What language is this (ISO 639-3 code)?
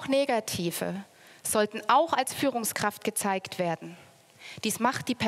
deu